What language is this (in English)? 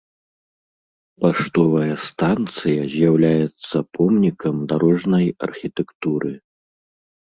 Belarusian